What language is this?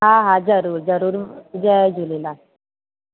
Sindhi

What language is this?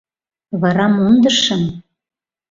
Mari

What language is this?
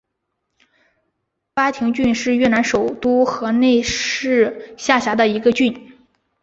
Chinese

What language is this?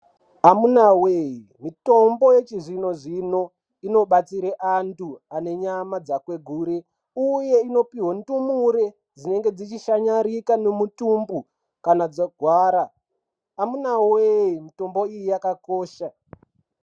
Ndau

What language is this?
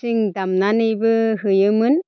Bodo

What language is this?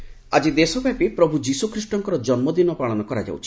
Odia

